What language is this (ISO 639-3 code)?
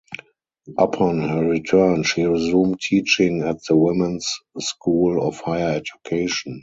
eng